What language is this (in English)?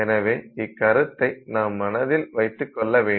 Tamil